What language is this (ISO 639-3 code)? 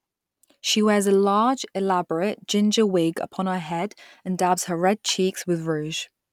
eng